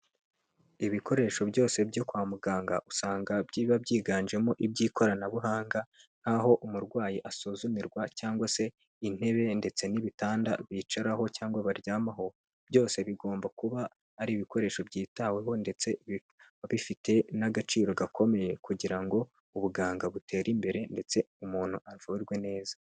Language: Kinyarwanda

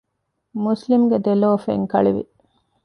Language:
Divehi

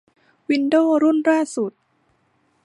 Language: Thai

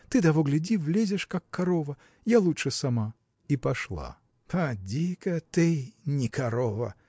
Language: Russian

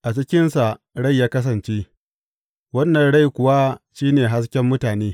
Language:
Hausa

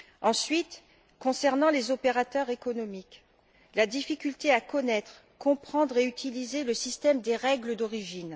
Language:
French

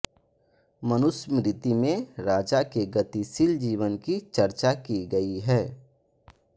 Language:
Hindi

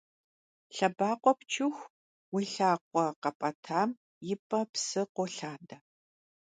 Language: Kabardian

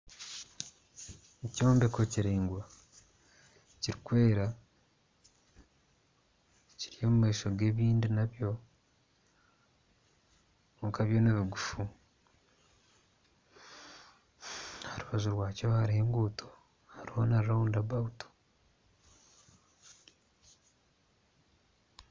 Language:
Nyankole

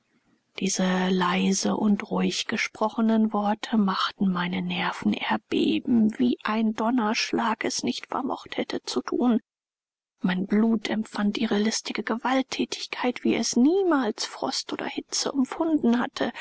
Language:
German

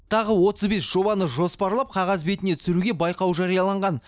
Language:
Kazakh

